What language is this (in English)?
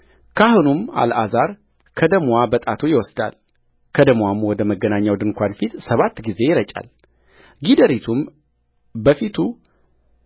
Amharic